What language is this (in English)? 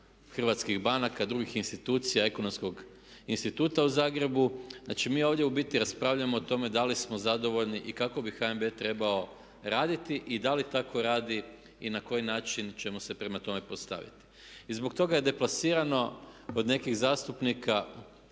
Croatian